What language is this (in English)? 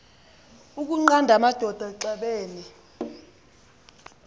Xhosa